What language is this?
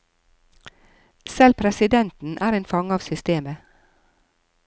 Norwegian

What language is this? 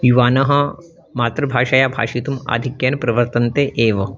Sanskrit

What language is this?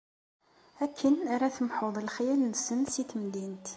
Kabyle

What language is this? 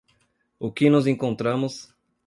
Portuguese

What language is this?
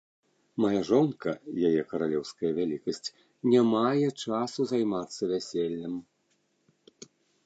Belarusian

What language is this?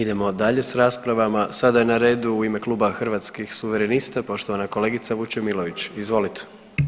Croatian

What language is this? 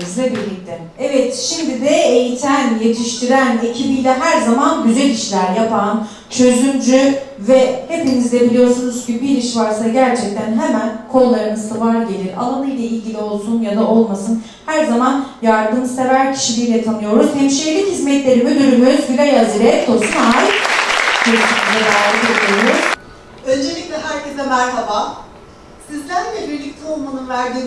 Turkish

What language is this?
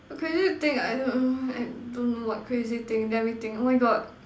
English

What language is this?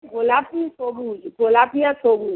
Bangla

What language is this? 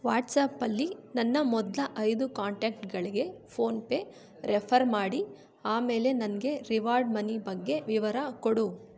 Kannada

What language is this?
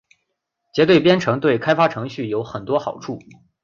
Chinese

